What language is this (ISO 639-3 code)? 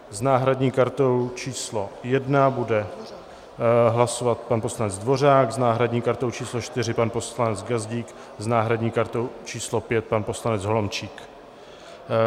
ces